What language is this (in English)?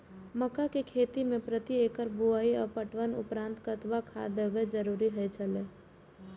Maithili